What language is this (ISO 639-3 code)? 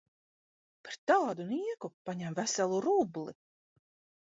lav